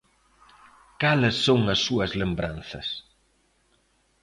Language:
Galician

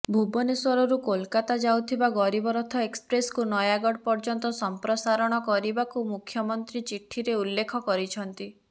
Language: Odia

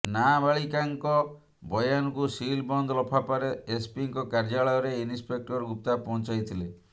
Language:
Odia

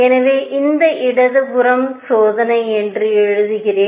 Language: Tamil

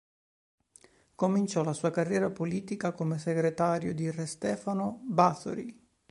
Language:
Italian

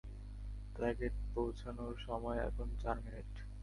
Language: Bangla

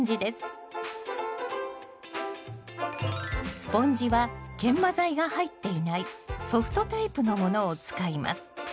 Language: Japanese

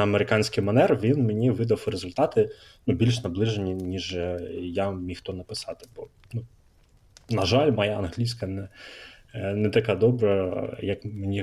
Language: Ukrainian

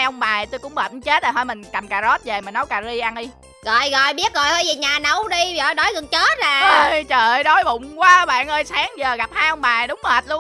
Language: Vietnamese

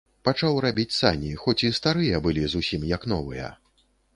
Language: Belarusian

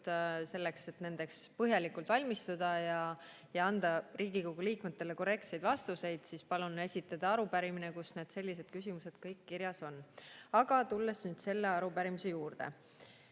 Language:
Estonian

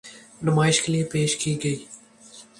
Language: Urdu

